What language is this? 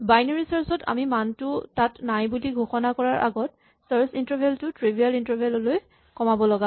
Assamese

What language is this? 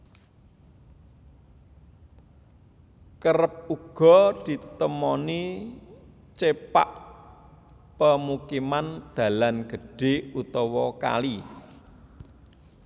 Javanese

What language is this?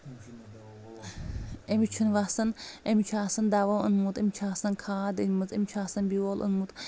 Kashmiri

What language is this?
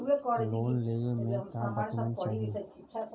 Bhojpuri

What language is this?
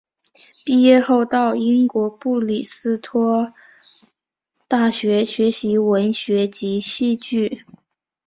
Chinese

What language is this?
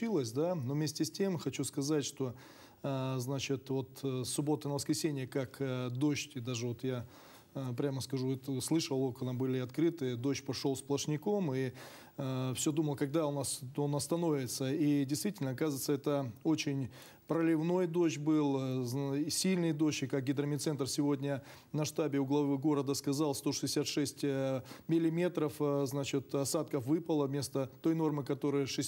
Russian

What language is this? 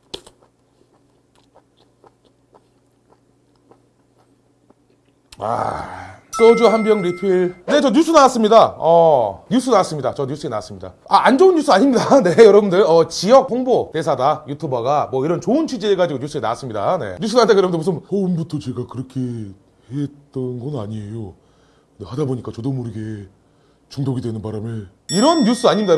Korean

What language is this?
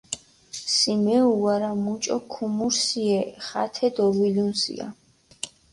Mingrelian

